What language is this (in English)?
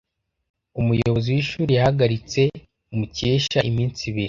Kinyarwanda